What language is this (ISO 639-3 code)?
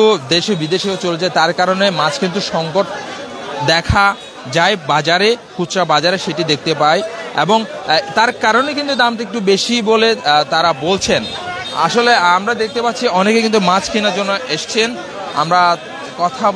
tur